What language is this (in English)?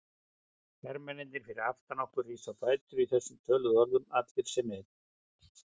Icelandic